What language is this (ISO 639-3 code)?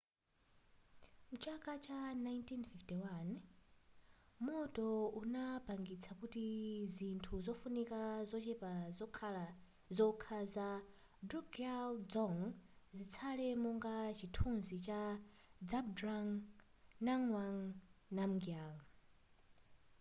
nya